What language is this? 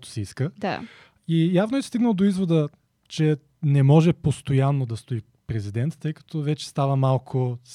Bulgarian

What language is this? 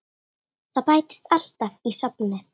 Icelandic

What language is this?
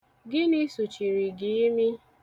Igbo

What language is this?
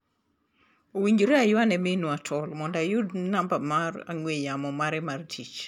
Luo (Kenya and Tanzania)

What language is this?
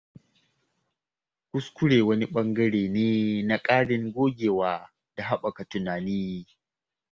Hausa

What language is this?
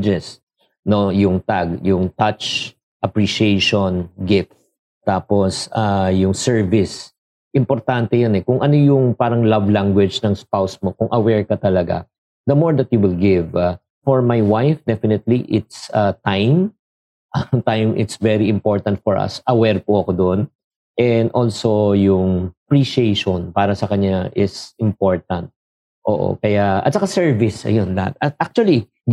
Filipino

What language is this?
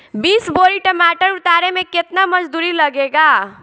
Bhojpuri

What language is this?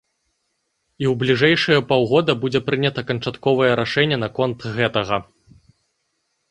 Belarusian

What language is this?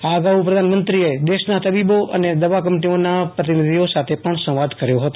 Gujarati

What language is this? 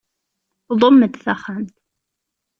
Kabyle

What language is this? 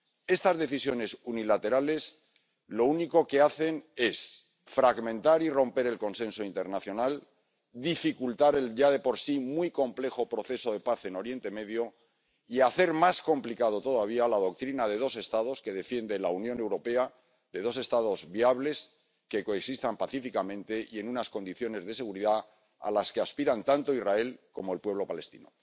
Spanish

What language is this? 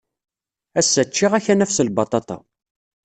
Kabyle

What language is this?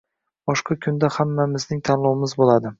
Uzbek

